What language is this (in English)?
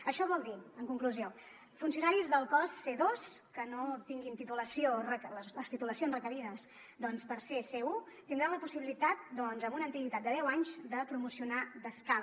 Catalan